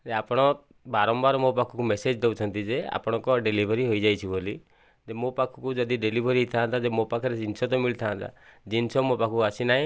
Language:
Odia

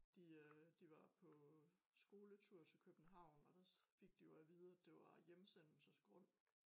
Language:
Danish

